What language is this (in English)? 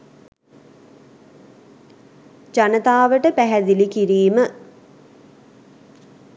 Sinhala